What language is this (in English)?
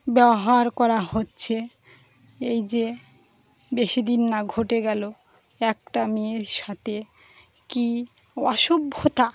Bangla